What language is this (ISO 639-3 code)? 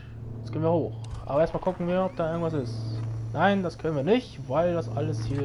deu